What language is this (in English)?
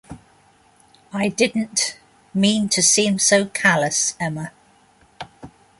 English